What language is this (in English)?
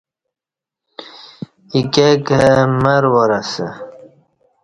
Kati